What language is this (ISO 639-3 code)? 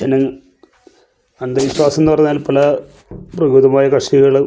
mal